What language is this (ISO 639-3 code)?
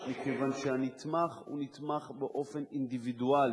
heb